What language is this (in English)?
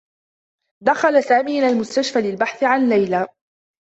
Arabic